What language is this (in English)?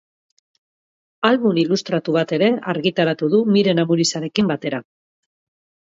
Basque